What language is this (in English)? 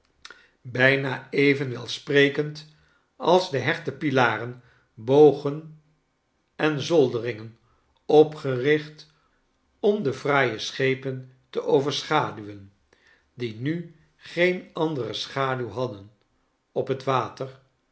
Dutch